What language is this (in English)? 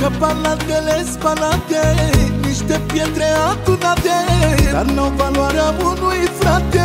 Romanian